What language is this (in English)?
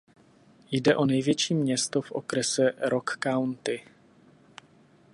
Czech